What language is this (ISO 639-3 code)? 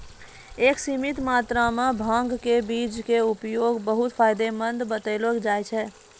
mai